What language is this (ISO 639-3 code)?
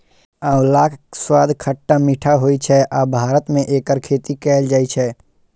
mai